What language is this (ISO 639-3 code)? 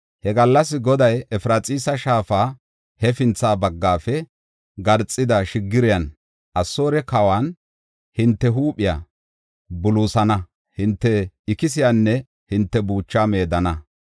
gof